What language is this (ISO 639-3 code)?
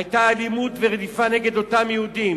heb